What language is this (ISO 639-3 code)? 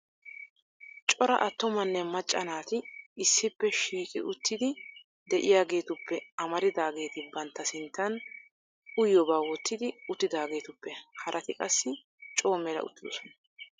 wal